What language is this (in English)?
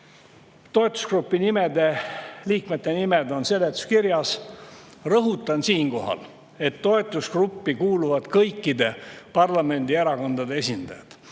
Estonian